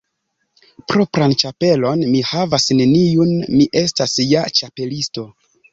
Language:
Esperanto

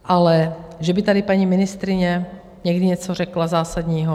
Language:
Czech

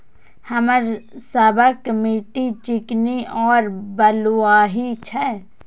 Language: Maithili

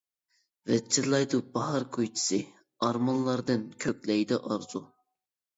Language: Uyghur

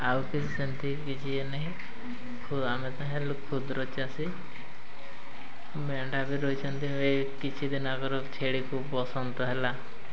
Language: Odia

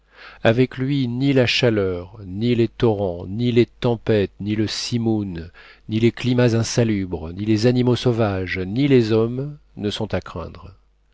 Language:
French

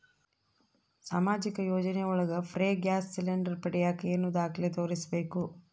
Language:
Kannada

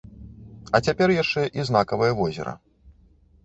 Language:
Belarusian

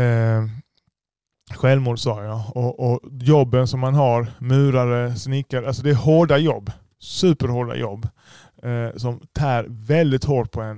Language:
Swedish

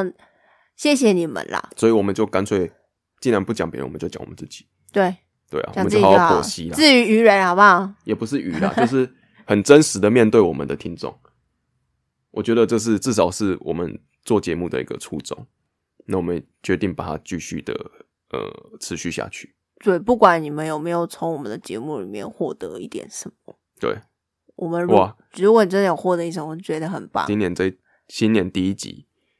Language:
Chinese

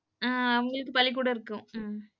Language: Tamil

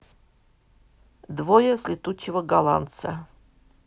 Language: Russian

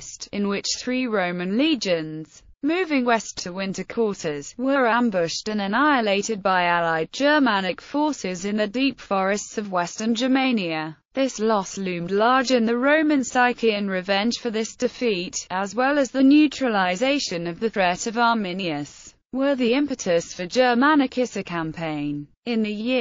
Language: English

